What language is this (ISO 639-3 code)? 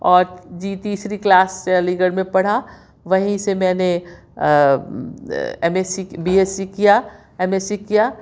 urd